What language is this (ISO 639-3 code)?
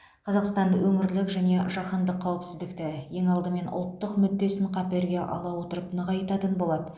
kaz